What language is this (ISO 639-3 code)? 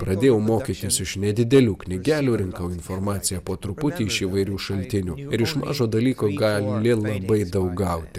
lit